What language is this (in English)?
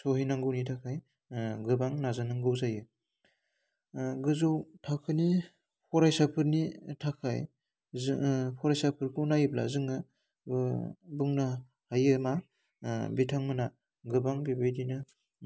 Bodo